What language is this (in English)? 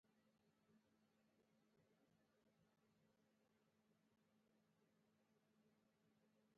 Pashto